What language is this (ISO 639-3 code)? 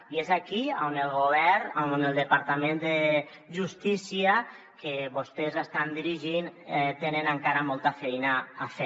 cat